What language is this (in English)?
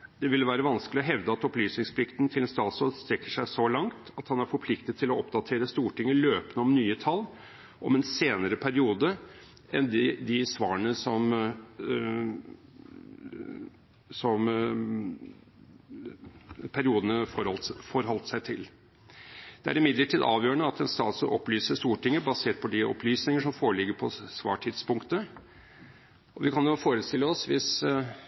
Norwegian Bokmål